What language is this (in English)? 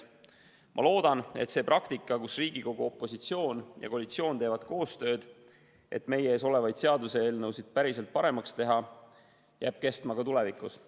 Estonian